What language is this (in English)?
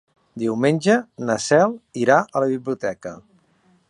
Catalan